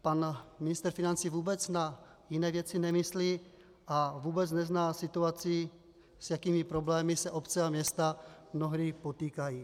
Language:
Czech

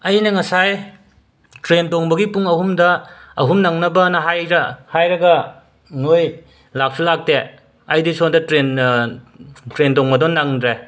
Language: Manipuri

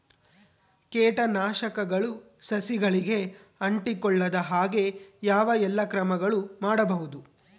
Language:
Kannada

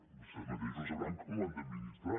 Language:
Catalan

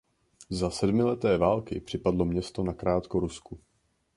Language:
Czech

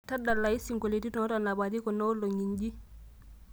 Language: Masai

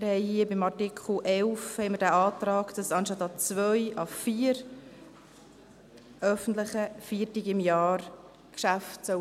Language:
Swiss German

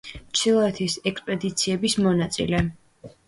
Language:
Georgian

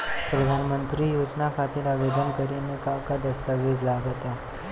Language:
Bhojpuri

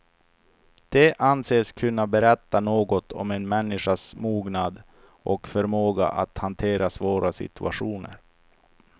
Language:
Swedish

